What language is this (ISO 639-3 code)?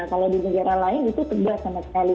ind